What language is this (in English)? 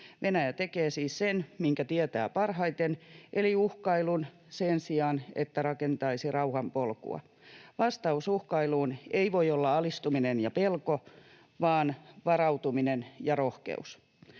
Finnish